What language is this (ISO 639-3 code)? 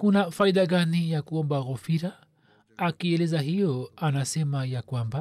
swa